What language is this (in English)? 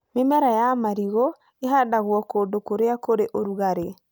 Kikuyu